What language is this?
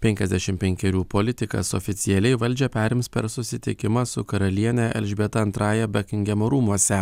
Lithuanian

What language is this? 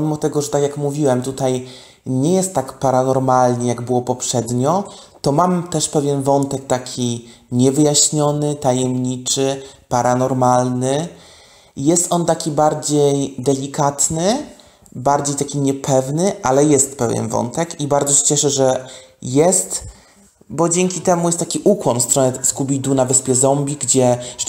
Polish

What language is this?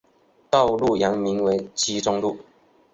Chinese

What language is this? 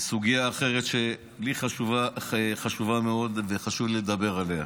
Hebrew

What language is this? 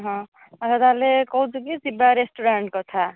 Odia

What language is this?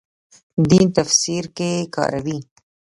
Pashto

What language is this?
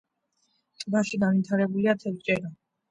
Georgian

